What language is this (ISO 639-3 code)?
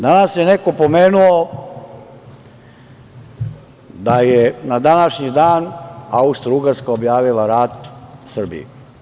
srp